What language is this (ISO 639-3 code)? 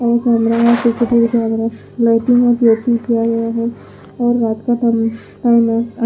hin